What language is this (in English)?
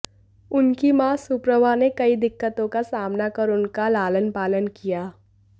Hindi